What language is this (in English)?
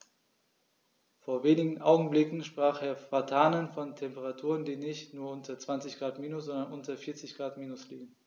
German